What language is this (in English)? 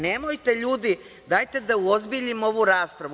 Serbian